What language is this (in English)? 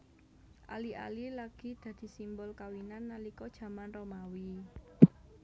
Javanese